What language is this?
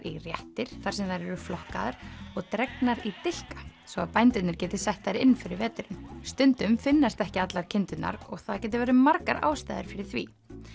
Icelandic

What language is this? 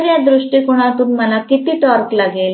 Marathi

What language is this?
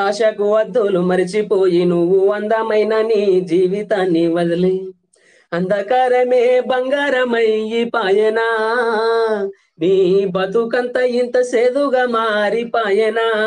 Hindi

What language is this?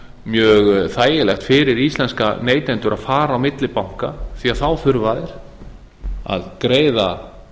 Icelandic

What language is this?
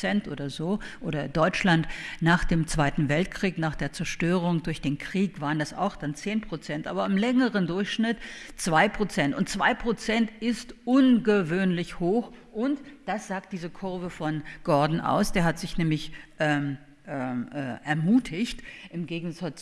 German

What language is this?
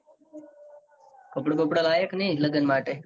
Gujarati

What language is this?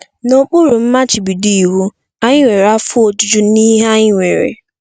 Igbo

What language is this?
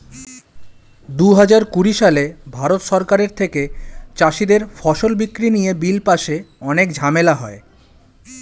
Bangla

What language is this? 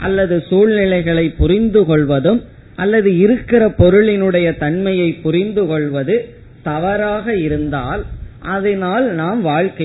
Tamil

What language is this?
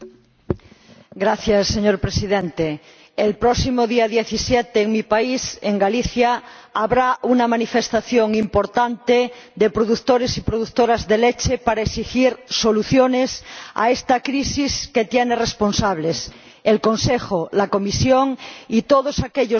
Spanish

